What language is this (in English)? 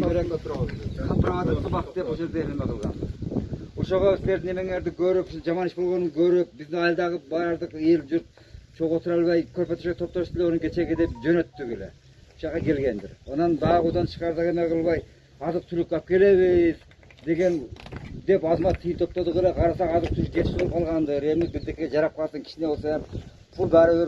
Turkish